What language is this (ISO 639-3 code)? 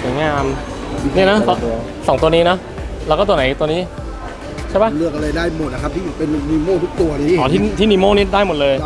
tha